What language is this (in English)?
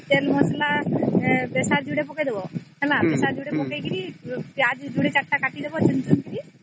Odia